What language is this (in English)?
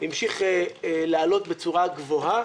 Hebrew